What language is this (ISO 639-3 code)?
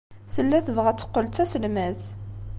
kab